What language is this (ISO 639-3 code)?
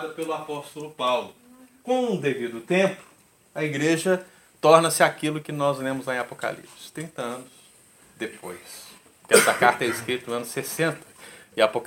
por